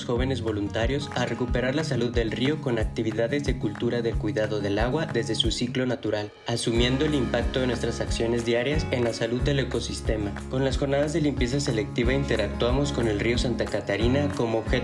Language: Spanish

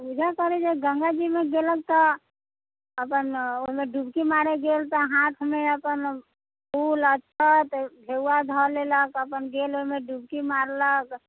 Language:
Maithili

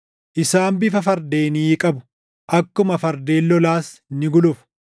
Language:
Oromo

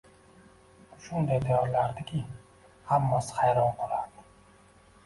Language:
Uzbek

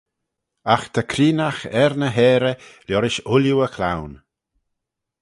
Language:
Manx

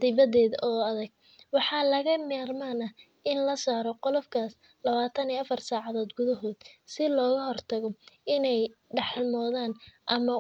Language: Somali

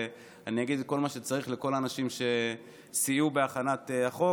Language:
Hebrew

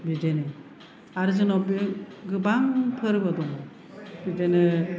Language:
Bodo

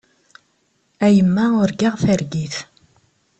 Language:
Kabyle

